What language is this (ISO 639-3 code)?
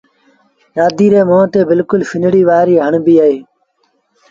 sbn